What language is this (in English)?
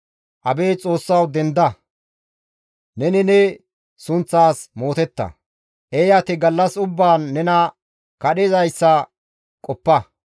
Gamo